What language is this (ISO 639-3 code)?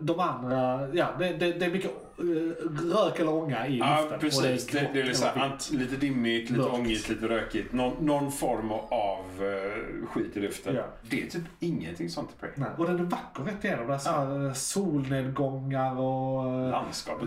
swe